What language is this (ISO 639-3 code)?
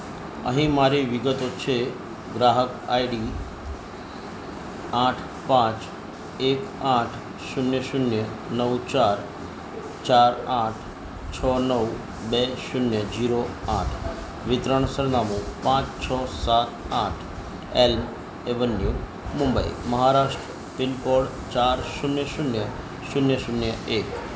guj